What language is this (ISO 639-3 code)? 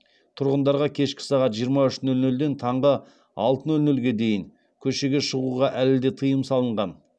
kaz